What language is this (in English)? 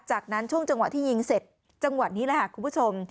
Thai